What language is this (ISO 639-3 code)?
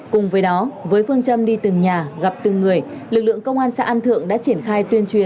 vie